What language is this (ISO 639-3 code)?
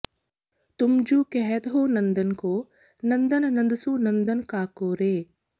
pan